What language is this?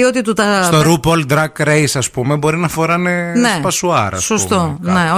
Greek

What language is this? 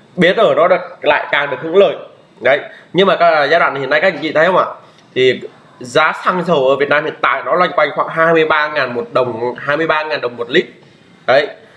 Vietnamese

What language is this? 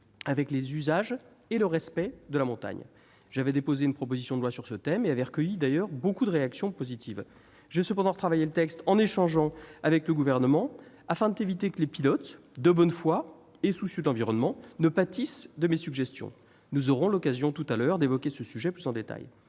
French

